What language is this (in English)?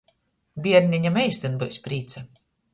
Latgalian